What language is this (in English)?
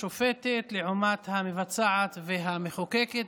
Hebrew